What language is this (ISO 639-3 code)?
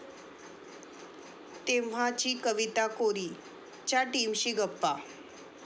mar